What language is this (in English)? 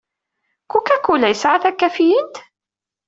Kabyle